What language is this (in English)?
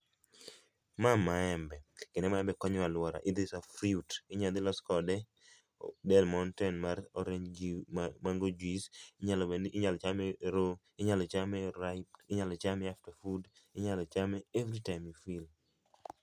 Luo (Kenya and Tanzania)